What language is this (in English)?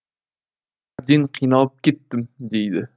Kazakh